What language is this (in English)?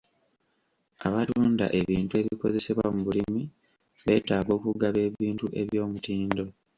Ganda